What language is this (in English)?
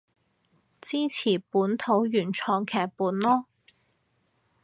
Cantonese